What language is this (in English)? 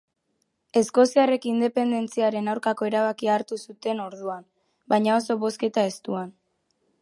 Basque